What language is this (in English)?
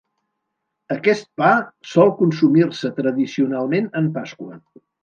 Catalan